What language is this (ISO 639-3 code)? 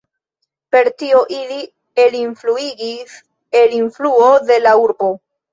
epo